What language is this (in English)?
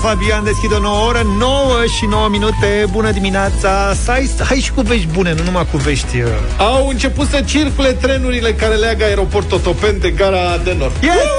Romanian